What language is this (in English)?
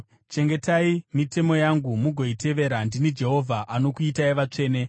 Shona